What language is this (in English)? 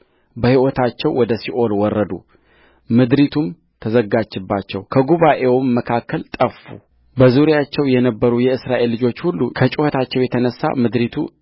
Amharic